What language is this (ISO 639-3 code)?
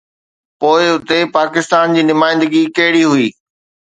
snd